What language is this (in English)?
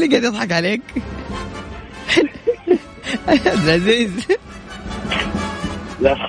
Arabic